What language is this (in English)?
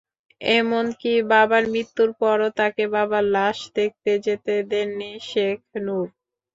Bangla